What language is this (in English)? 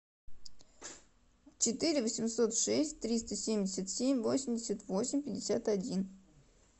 Russian